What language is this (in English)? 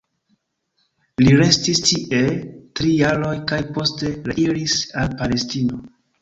Esperanto